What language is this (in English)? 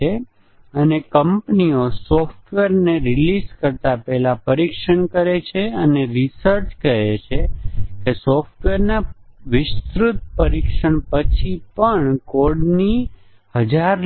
Gujarati